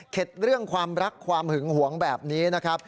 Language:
Thai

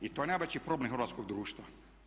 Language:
Croatian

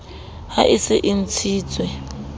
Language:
Southern Sotho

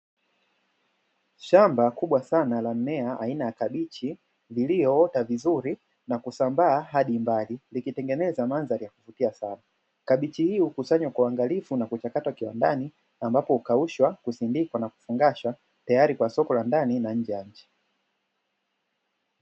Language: Swahili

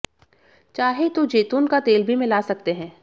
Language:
Hindi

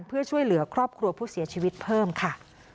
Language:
Thai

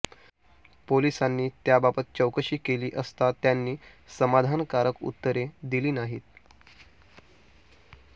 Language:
Marathi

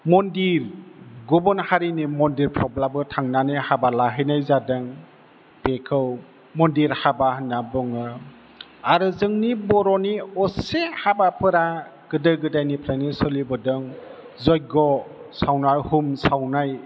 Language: Bodo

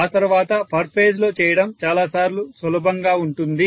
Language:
Telugu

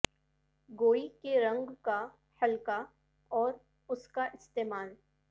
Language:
Urdu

